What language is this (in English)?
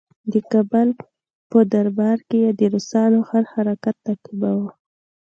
Pashto